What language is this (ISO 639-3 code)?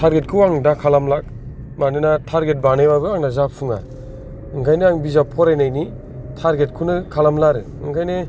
brx